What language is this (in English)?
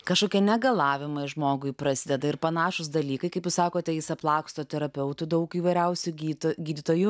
Lithuanian